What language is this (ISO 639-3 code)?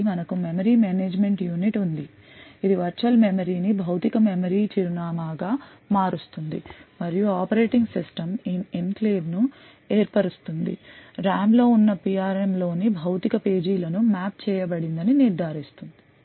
tel